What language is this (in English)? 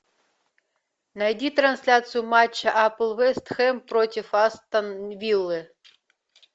Russian